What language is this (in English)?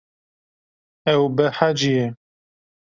Kurdish